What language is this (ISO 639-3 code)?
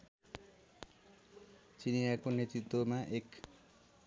nep